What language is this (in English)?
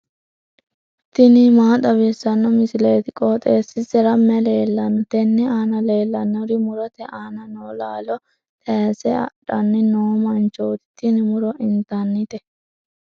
Sidamo